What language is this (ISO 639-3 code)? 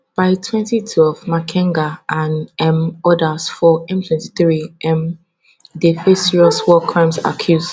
pcm